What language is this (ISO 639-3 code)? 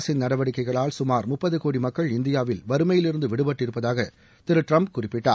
tam